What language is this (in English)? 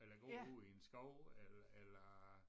Danish